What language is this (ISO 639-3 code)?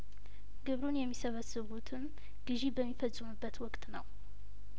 amh